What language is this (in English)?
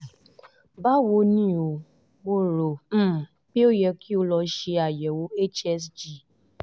Yoruba